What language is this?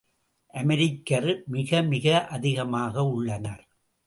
Tamil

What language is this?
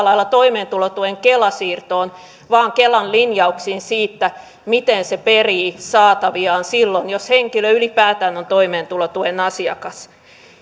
Finnish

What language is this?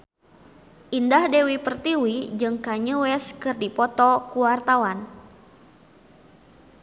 Sundanese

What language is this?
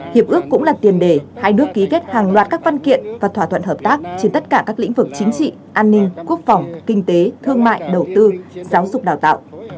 Vietnamese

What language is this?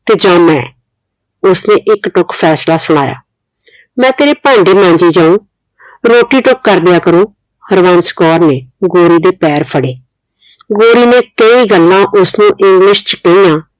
Punjabi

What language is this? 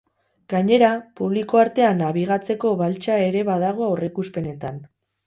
Basque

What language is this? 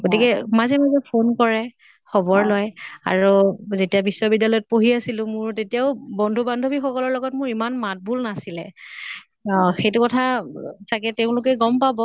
Assamese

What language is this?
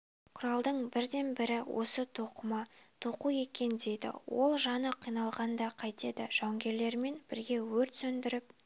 Kazakh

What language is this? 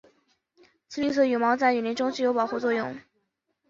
Chinese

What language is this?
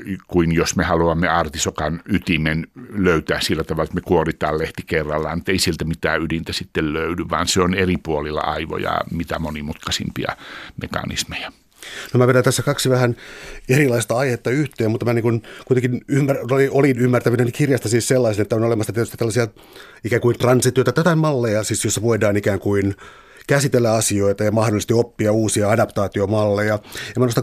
Finnish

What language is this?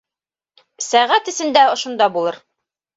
Bashkir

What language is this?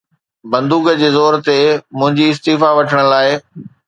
Sindhi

